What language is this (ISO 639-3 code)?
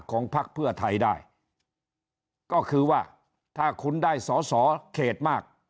tha